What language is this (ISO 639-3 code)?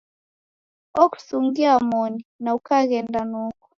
dav